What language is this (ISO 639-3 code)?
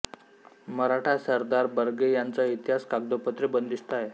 mar